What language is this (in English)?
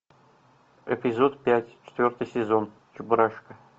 Russian